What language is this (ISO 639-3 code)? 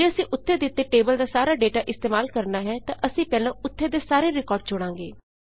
pan